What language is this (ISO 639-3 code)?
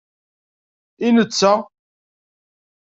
kab